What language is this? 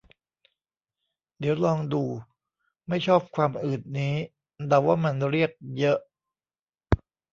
Thai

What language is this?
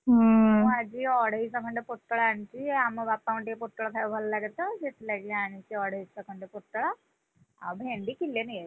Odia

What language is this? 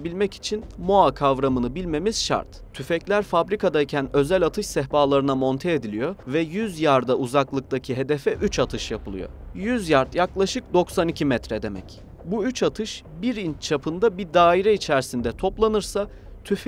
Turkish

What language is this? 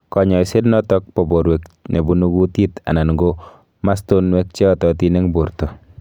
Kalenjin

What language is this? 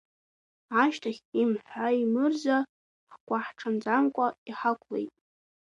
Abkhazian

